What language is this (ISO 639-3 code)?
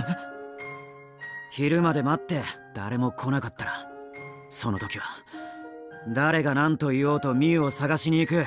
jpn